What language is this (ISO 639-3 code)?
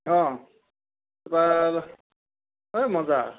asm